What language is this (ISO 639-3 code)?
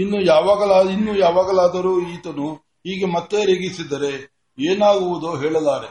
kan